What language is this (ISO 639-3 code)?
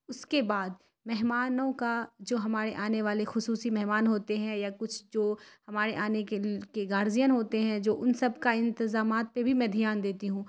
urd